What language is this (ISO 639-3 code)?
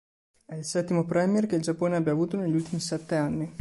ita